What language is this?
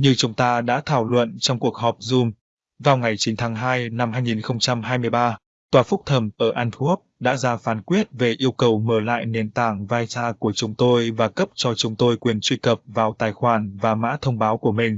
Vietnamese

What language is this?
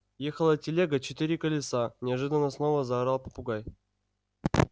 Russian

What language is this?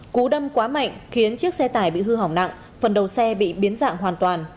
Vietnamese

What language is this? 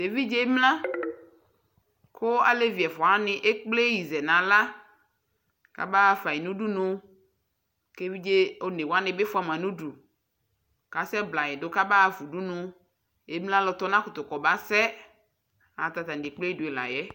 Ikposo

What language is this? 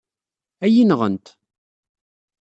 Kabyle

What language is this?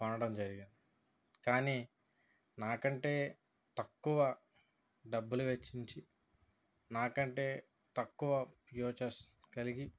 Telugu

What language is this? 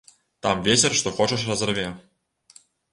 Belarusian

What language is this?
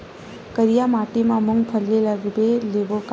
Chhattisgarhi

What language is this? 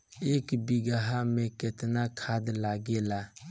Bhojpuri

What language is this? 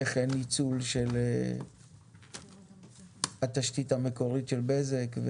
Hebrew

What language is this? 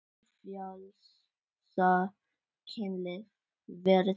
Icelandic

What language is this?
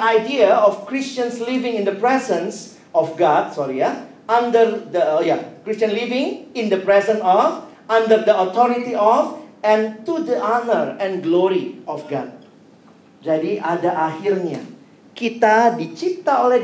Indonesian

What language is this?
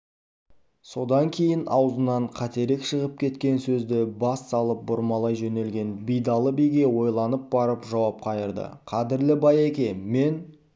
Kazakh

